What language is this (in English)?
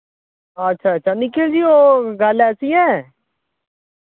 Dogri